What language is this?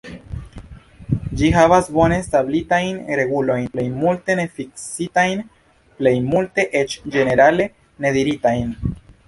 Esperanto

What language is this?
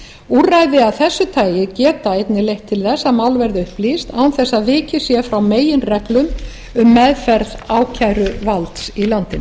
Icelandic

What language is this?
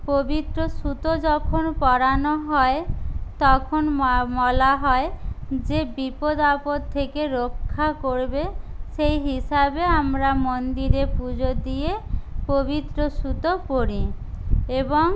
Bangla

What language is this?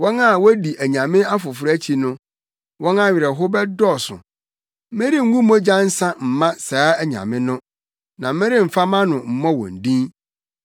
Akan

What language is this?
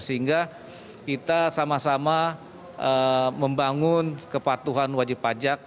Indonesian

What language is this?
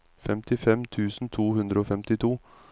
Norwegian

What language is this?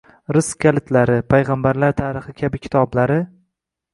Uzbek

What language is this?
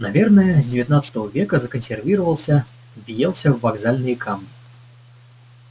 Russian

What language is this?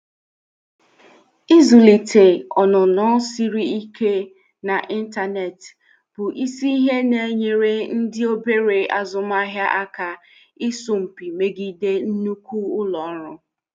Igbo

